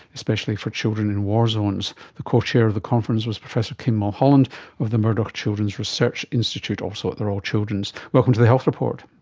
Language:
English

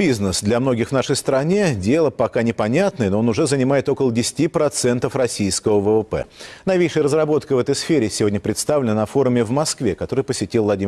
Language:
Russian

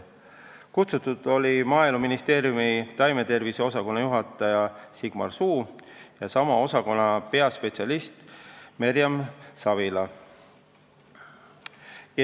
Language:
Estonian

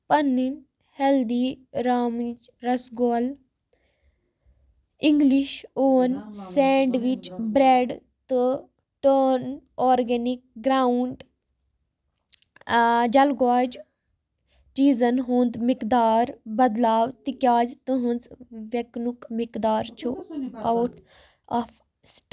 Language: Kashmiri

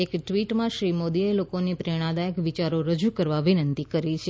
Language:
Gujarati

